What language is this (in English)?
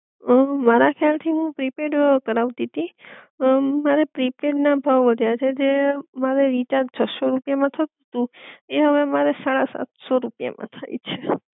Gujarati